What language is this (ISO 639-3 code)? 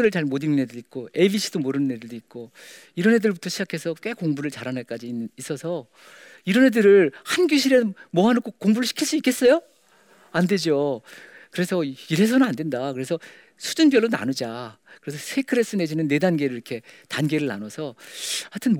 kor